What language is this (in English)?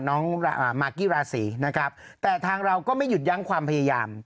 Thai